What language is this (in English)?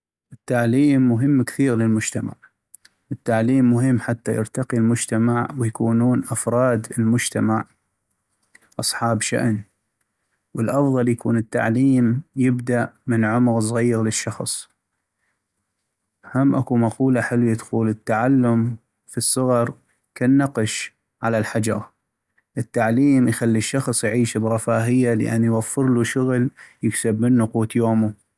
North Mesopotamian Arabic